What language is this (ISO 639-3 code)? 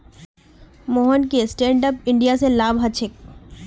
mag